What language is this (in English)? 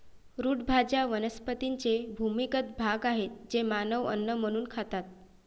Marathi